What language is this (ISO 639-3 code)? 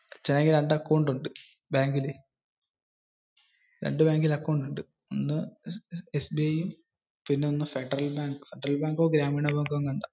mal